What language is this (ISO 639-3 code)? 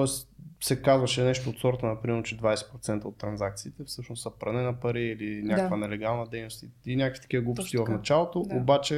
bul